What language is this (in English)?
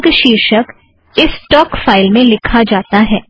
Hindi